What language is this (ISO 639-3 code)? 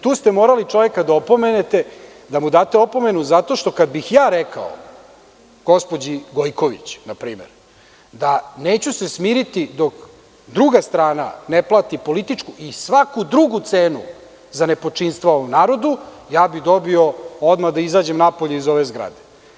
srp